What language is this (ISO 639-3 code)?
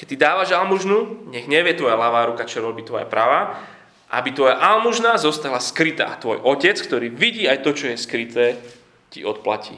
slk